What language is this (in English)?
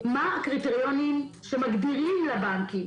Hebrew